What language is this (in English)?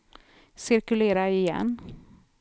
Swedish